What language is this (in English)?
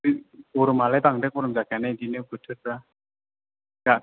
Bodo